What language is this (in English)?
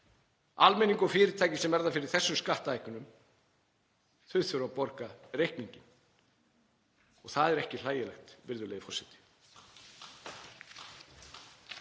Icelandic